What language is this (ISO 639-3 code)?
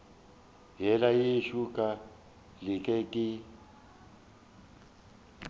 nso